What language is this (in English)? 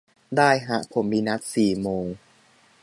Thai